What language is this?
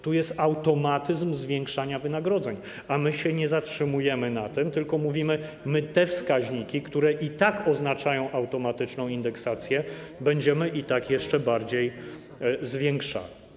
Polish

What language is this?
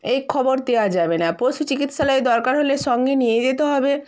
Bangla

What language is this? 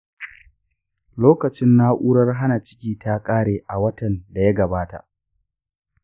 Hausa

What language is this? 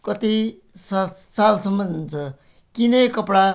Nepali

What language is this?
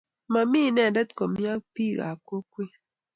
Kalenjin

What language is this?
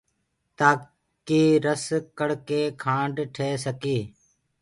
Gurgula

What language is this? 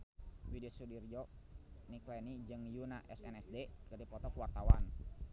Sundanese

